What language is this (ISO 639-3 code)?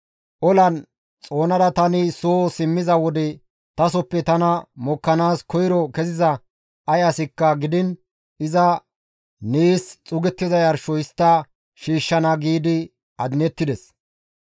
gmv